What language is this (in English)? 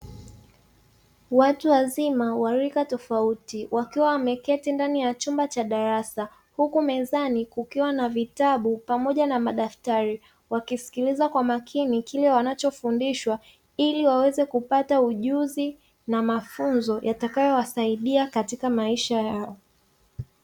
Swahili